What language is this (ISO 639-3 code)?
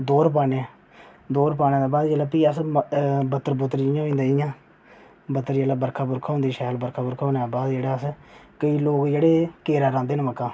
doi